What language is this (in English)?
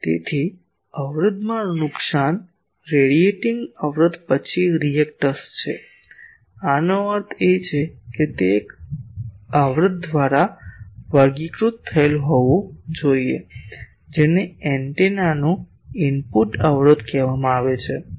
Gujarati